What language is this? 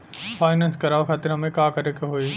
Bhojpuri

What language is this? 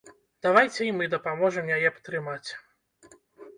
Belarusian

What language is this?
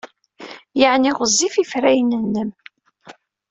Kabyle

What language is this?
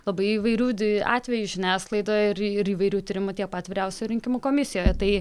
Lithuanian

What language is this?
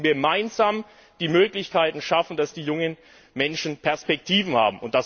German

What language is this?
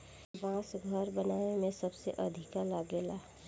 Bhojpuri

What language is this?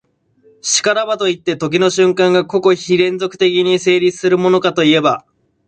Japanese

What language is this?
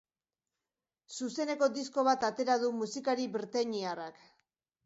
Basque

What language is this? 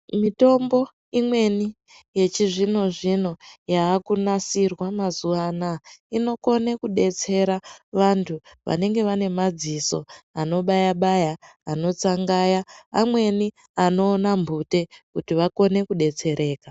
Ndau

